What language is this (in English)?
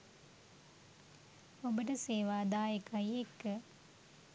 Sinhala